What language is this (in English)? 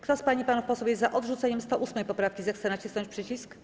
Polish